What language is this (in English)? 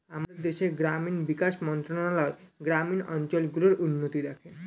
Bangla